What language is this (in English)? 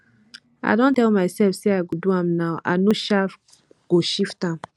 Nigerian Pidgin